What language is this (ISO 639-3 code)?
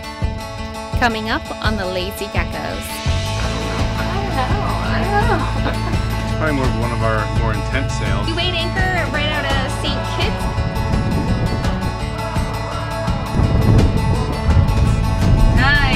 eng